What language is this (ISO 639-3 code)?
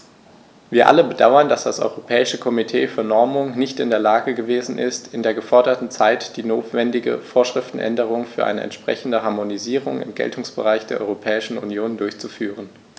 deu